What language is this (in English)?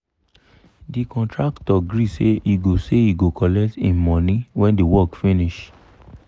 Nigerian Pidgin